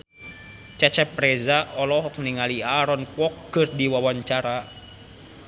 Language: Sundanese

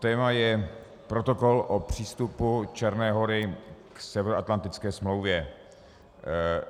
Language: Czech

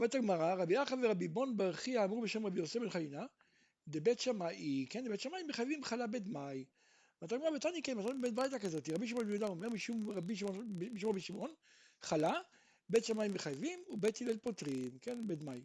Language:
Hebrew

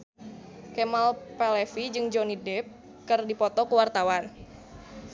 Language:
Sundanese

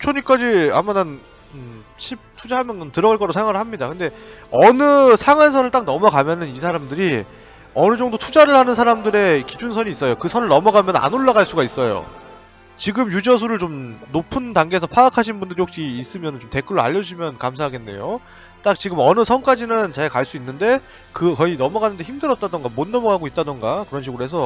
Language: Korean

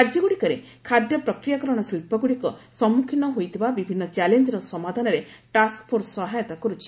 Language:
Odia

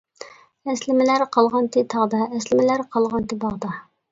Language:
Uyghur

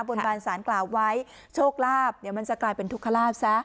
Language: Thai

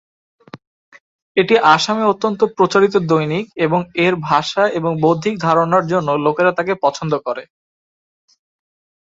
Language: Bangla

